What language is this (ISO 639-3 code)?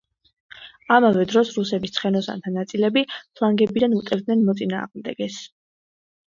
kat